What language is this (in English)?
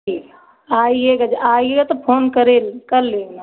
Hindi